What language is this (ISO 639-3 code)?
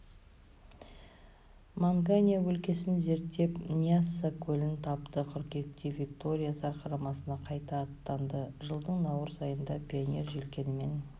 kaz